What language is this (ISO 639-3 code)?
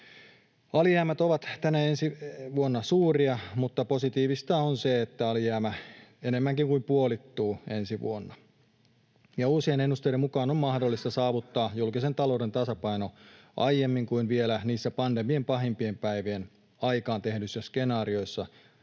fin